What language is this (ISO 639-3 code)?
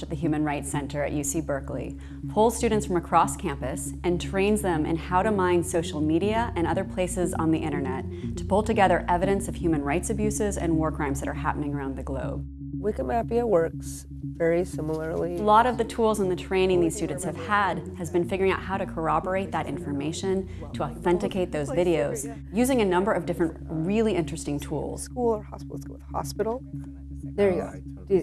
eng